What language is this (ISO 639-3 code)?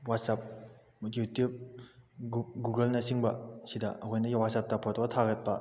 mni